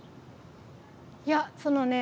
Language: Japanese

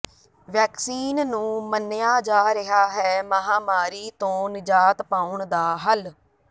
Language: Punjabi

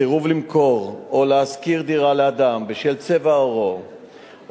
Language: Hebrew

